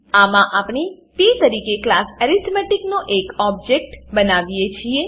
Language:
Gujarati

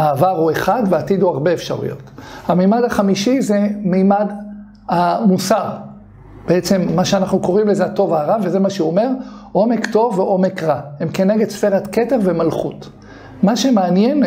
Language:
Hebrew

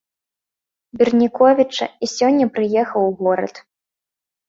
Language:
Belarusian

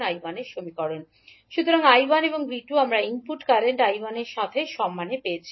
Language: Bangla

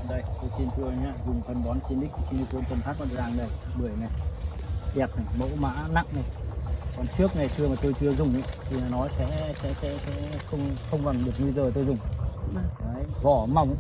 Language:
Vietnamese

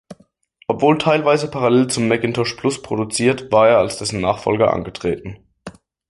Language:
German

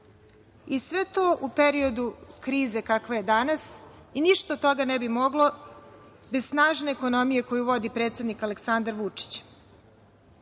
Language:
Serbian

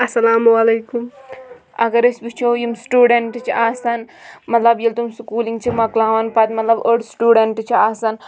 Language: Kashmiri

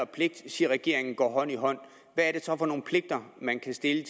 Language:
Danish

